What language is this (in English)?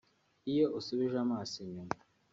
Kinyarwanda